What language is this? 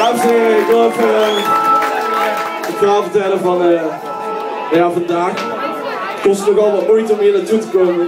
Dutch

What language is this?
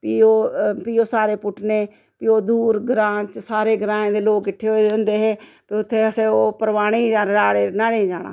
Dogri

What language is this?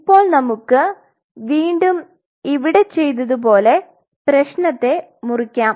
Malayalam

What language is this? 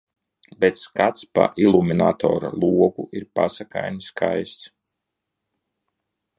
Latvian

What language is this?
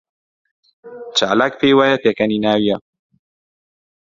Central Kurdish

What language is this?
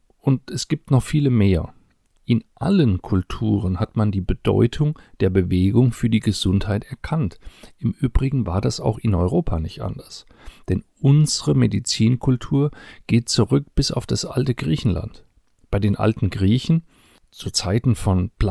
German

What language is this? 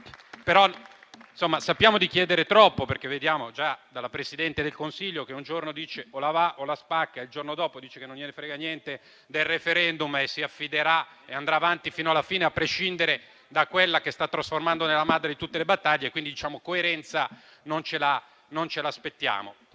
Italian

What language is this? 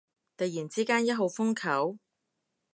Cantonese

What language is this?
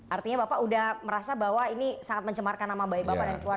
Indonesian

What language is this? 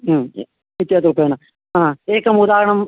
Sanskrit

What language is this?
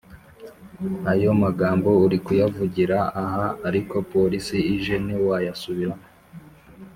Kinyarwanda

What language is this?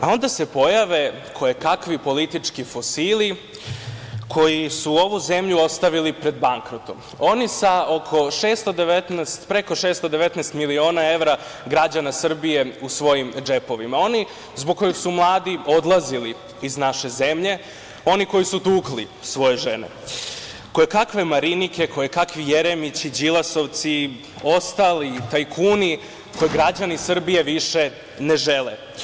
Serbian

